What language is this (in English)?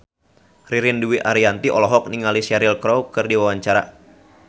Sundanese